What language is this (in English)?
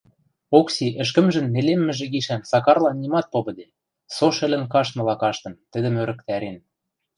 Western Mari